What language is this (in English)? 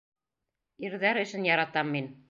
Bashkir